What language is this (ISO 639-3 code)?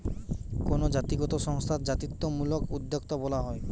ben